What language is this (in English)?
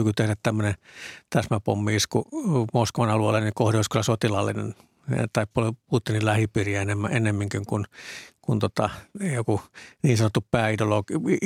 Finnish